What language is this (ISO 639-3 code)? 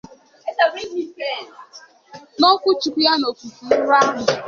ibo